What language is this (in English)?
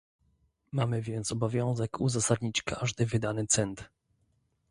Polish